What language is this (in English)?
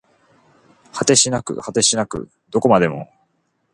Japanese